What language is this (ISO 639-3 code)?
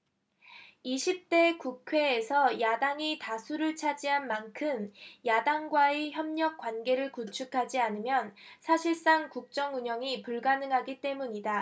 kor